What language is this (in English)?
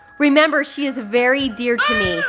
English